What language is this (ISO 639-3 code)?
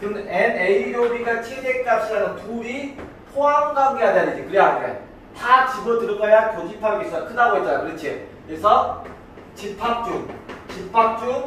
kor